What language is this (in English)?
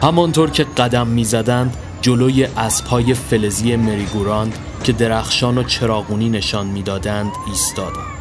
Persian